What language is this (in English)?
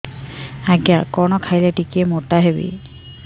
Odia